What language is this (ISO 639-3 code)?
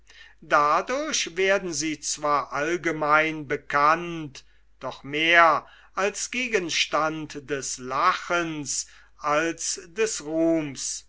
deu